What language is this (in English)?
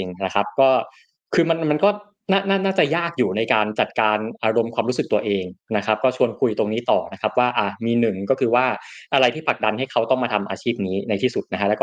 Thai